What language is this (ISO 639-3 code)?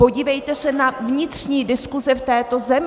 ces